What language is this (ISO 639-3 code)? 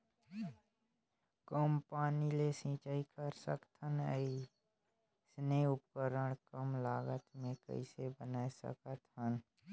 hne